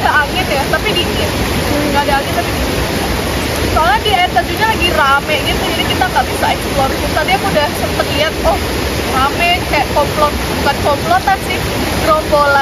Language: Indonesian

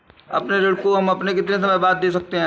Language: Hindi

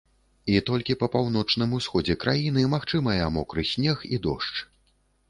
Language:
Belarusian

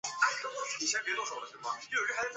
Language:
Chinese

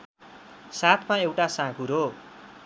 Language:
Nepali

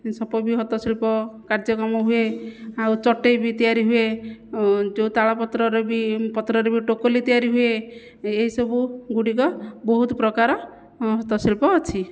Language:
Odia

